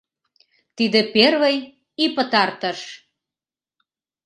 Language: Mari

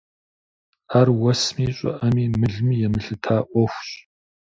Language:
Kabardian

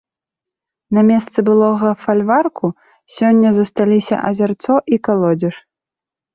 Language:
Belarusian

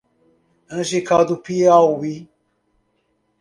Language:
Portuguese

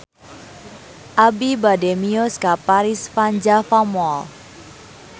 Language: Sundanese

